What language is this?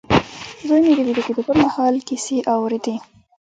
Pashto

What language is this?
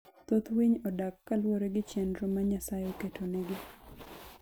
Luo (Kenya and Tanzania)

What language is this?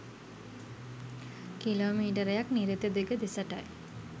Sinhala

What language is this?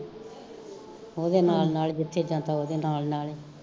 Punjabi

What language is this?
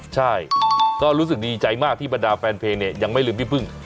Thai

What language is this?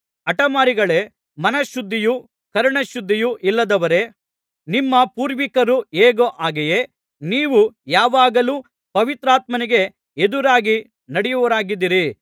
Kannada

